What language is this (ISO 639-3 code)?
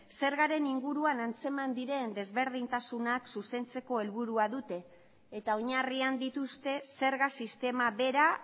eus